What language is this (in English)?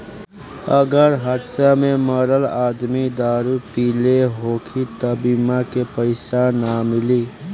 Bhojpuri